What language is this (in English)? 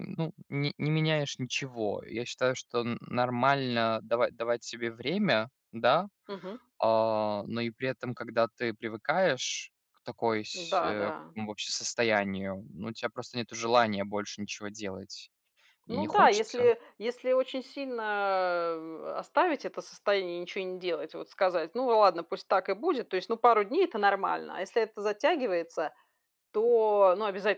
Russian